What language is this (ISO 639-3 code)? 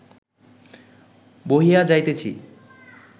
ben